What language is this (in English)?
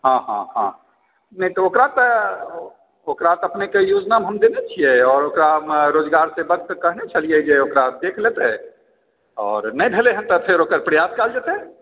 Maithili